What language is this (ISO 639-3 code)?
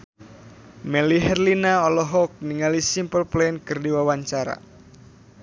sun